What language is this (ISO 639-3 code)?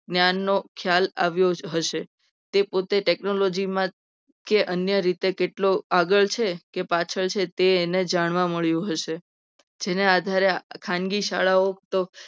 guj